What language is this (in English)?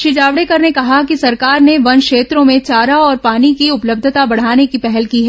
Hindi